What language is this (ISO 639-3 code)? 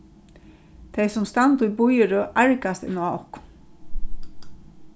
fao